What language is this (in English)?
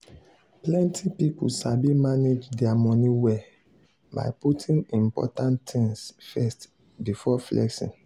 Nigerian Pidgin